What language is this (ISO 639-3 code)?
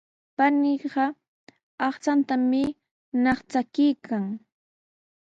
qws